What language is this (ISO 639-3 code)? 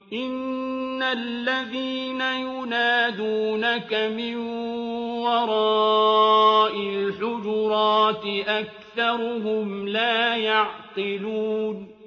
ara